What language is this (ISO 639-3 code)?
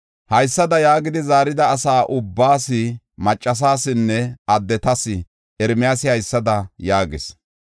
gof